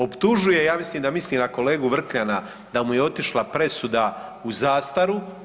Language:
Croatian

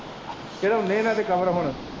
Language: Punjabi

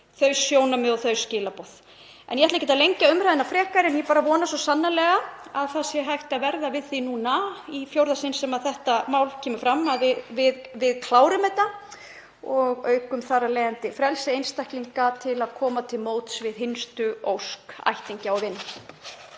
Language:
Icelandic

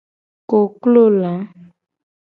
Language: Gen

